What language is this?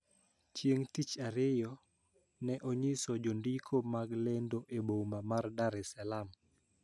Luo (Kenya and Tanzania)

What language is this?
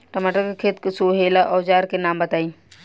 Bhojpuri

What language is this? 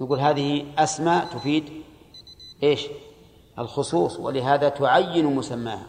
Arabic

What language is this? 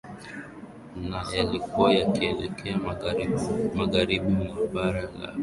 Swahili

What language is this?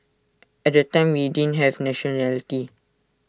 English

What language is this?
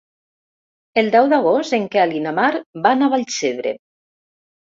Catalan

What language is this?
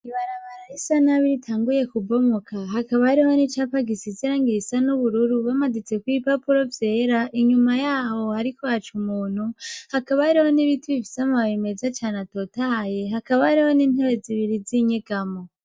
Rundi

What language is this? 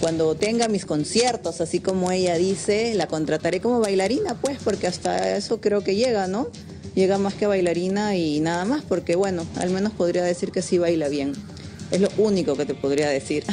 Spanish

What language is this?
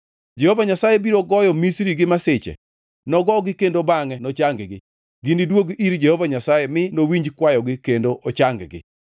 Luo (Kenya and Tanzania)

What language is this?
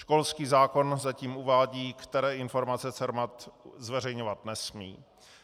Czech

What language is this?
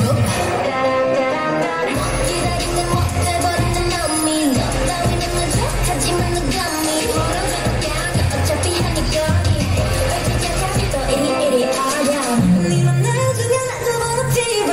Korean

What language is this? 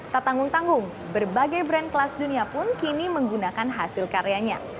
Indonesian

